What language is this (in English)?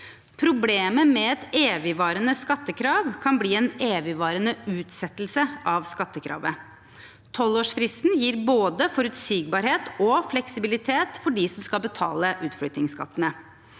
Norwegian